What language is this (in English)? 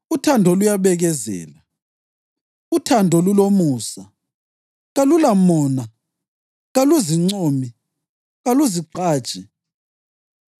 North Ndebele